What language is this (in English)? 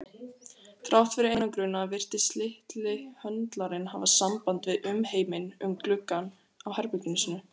Icelandic